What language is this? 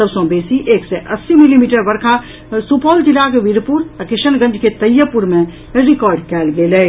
Maithili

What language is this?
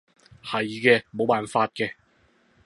Cantonese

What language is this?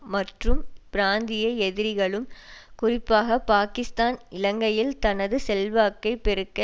Tamil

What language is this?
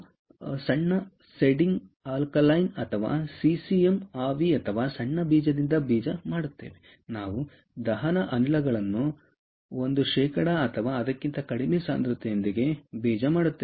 Kannada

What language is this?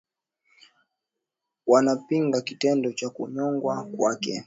Swahili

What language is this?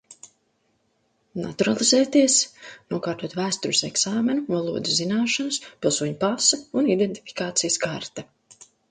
Latvian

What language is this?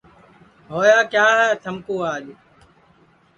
Sansi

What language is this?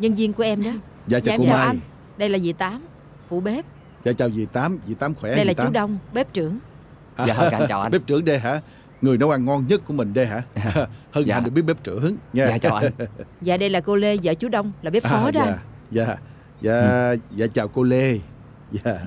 Vietnamese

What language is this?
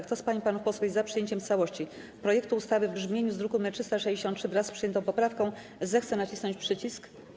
Polish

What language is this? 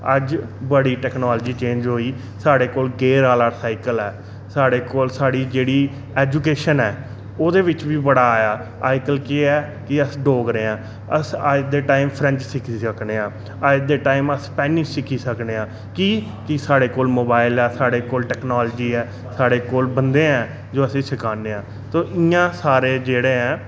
Dogri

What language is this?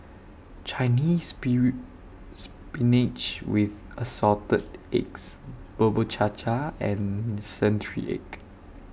English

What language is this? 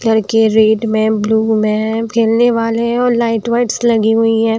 Hindi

